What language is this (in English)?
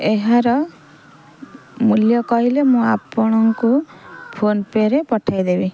Odia